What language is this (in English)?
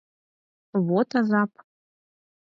Mari